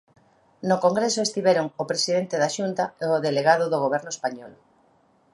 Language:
Galician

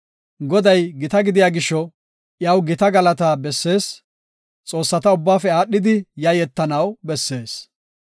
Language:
Gofa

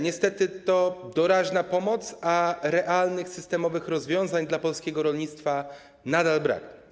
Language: Polish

